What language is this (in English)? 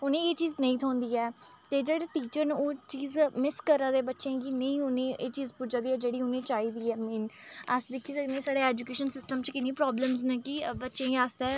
Dogri